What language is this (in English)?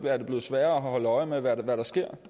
Danish